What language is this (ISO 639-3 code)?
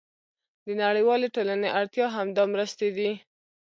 pus